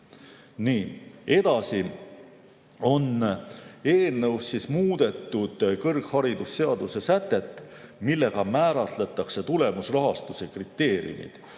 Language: Estonian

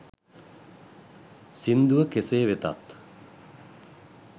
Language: Sinhala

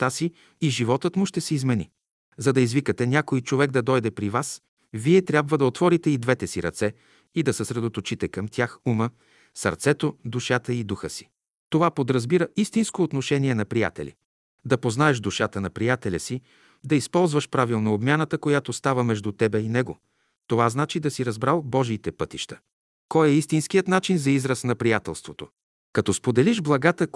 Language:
Bulgarian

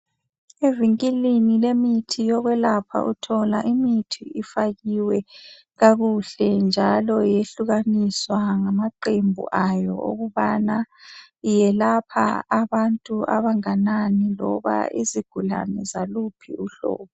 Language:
North Ndebele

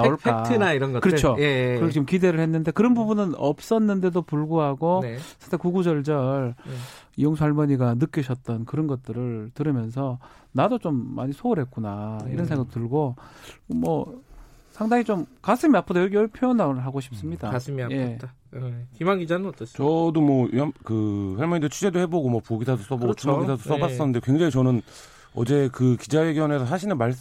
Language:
Korean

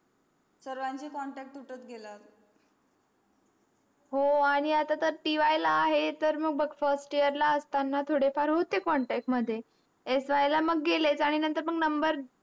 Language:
Marathi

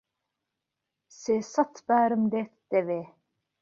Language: Central Kurdish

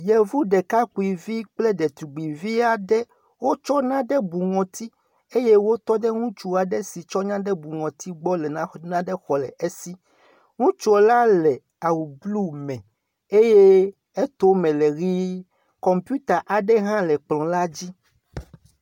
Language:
Ewe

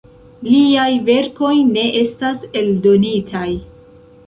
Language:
Esperanto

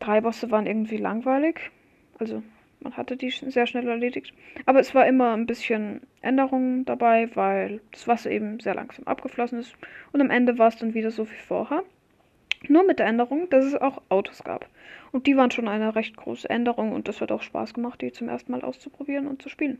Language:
German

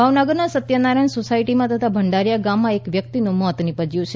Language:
Gujarati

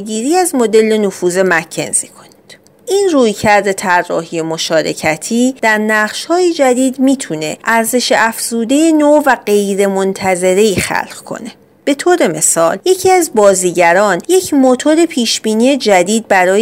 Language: Persian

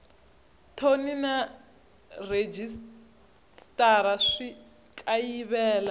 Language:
Tsonga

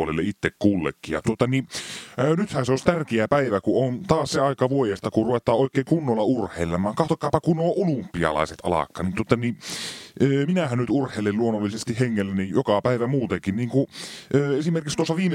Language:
Finnish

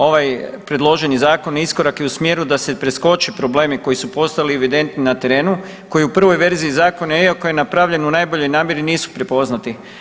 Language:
Croatian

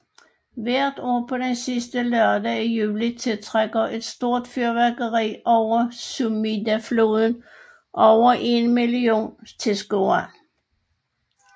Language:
Danish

